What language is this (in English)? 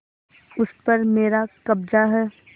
Hindi